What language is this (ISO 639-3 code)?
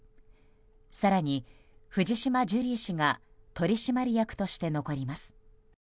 jpn